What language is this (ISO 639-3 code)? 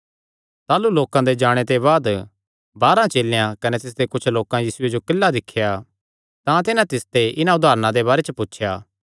xnr